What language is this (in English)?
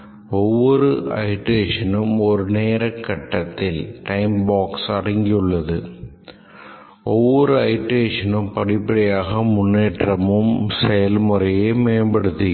Tamil